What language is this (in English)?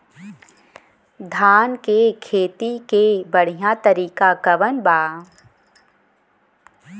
Bhojpuri